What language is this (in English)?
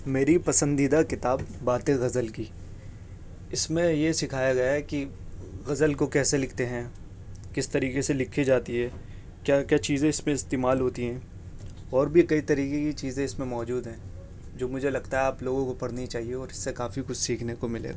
Urdu